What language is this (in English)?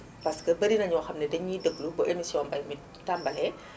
Wolof